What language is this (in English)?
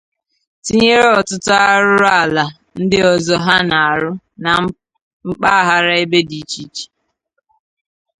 Igbo